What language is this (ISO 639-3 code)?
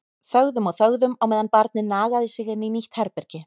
isl